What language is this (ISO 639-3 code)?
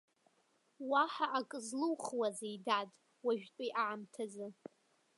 abk